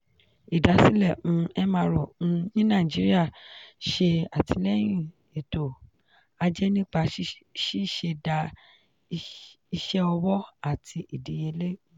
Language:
Yoruba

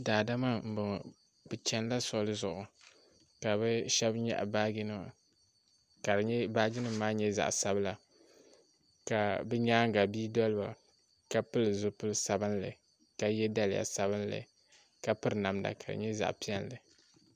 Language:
Dagbani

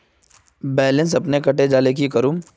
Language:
Magahi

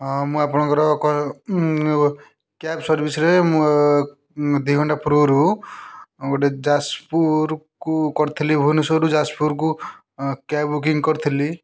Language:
Odia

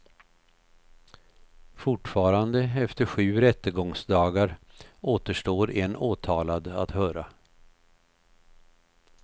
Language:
Swedish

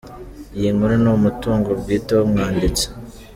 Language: Kinyarwanda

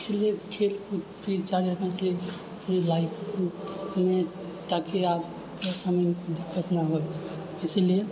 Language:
Maithili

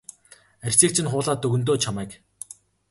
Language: Mongolian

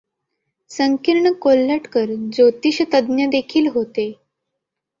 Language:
Marathi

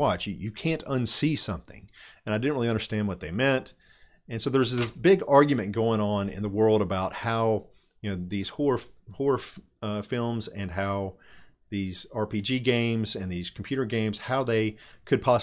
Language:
English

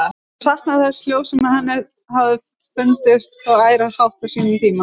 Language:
Icelandic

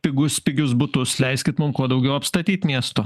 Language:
Lithuanian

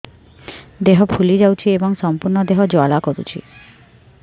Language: Odia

